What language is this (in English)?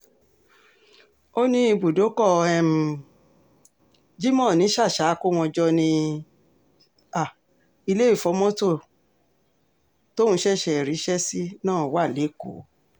Yoruba